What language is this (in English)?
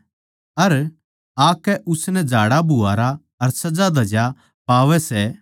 Haryanvi